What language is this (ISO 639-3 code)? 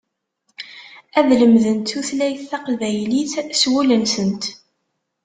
kab